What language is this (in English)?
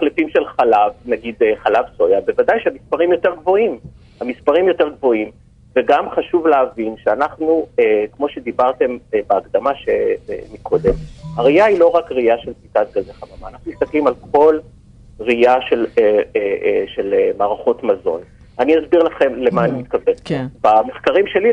Hebrew